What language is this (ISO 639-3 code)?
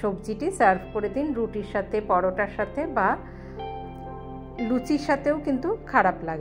hin